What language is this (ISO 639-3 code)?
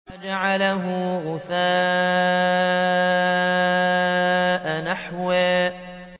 ara